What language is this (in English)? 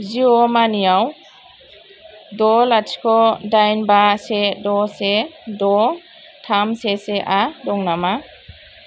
Bodo